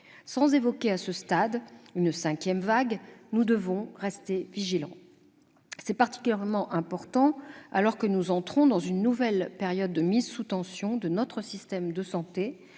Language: French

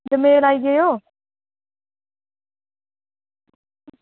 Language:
Dogri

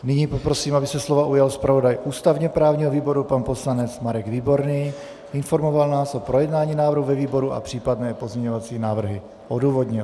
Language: Czech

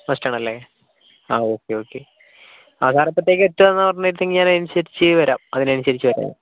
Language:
Malayalam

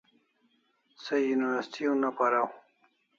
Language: Kalasha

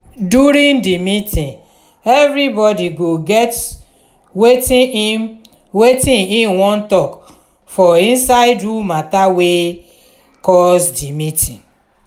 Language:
Nigerian Pidgin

